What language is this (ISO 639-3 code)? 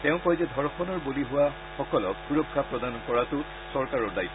asm